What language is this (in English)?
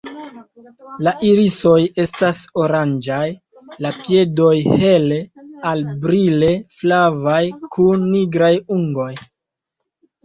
Esperanto